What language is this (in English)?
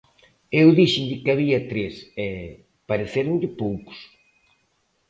Galician